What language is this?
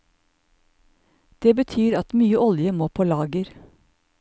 Norwegian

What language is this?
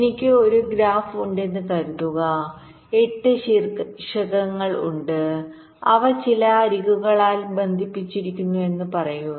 Malayalam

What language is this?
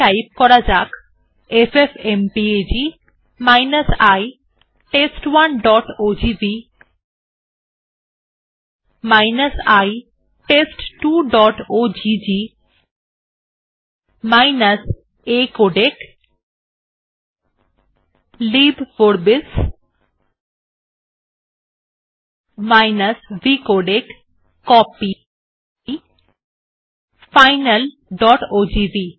Bangla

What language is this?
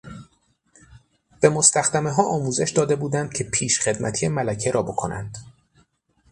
Persian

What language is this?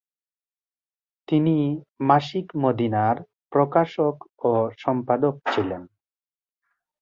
Bangla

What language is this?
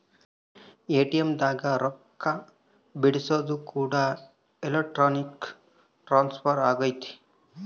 Kannada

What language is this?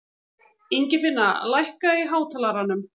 Icelandic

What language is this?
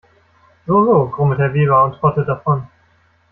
German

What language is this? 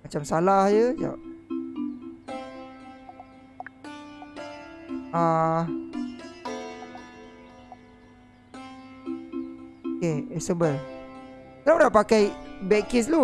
Malay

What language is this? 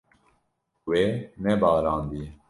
Kurdish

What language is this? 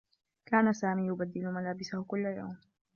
Arabic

